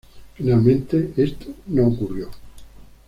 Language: Spanish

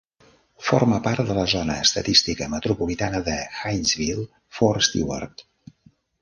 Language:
Catalan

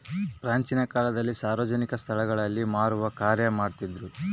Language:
Kannada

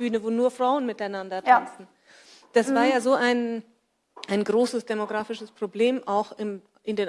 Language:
German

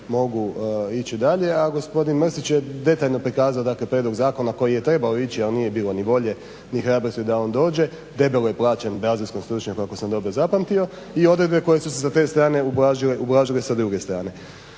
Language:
Croatian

